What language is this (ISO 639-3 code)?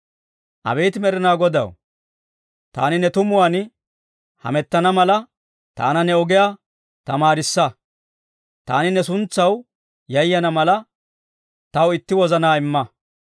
dwr